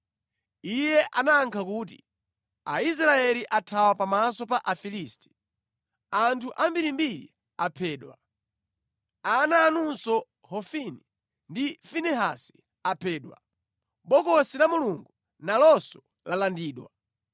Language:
Nyanja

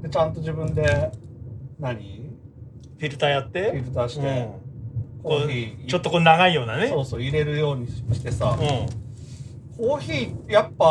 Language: Japanese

